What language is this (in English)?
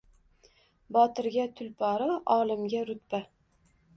Uzbek